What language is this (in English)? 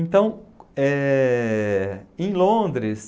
Portuguese